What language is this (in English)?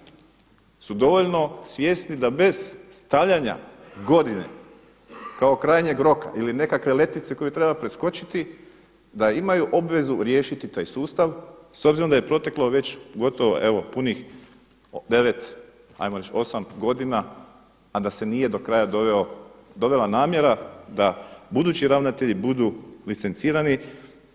Croatian